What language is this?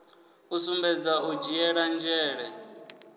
Venda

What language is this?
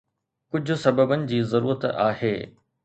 Sindhi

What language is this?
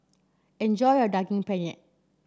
English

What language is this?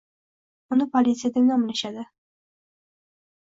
Uzbek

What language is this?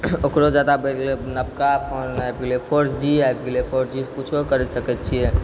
Maithili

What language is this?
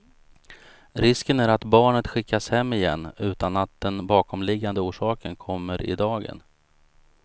Swedish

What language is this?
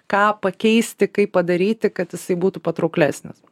Lithuanian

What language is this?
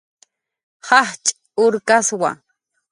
Jaqaru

